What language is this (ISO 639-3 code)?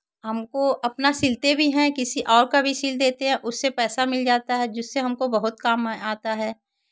hin